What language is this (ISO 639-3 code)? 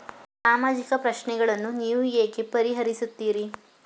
kan